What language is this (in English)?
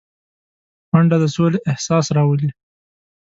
Pashto